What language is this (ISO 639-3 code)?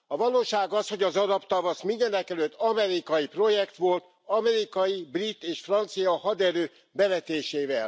hun